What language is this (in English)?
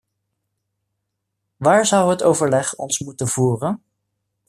Dutch